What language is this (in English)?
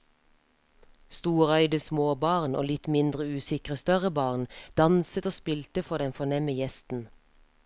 Norwegian